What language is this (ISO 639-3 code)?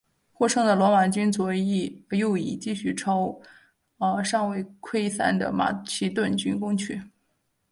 zho